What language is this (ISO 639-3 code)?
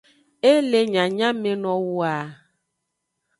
ajg